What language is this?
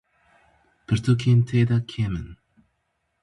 Kurdish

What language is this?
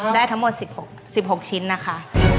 Thai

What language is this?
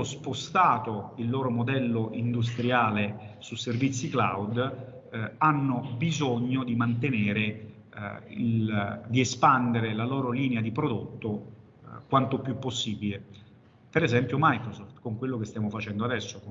Italian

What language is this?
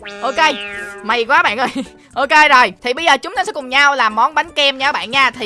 Vietnamese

